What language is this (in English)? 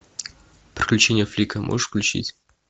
Russian